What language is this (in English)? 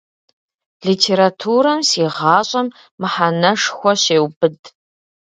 Kabardian